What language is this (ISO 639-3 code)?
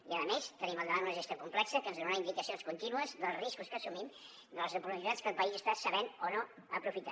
cat